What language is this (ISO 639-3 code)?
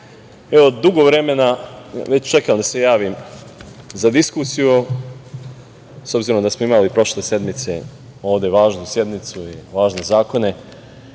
srp